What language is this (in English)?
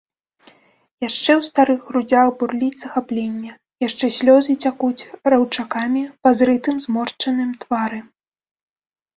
Belarusian